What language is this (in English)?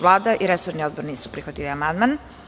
Serbian